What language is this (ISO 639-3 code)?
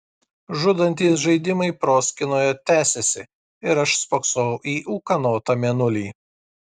lit